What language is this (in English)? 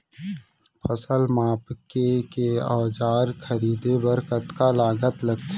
Chhattisgarhi